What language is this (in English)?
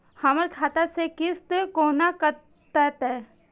Maithili